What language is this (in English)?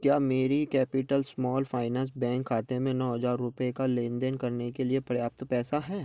Hindi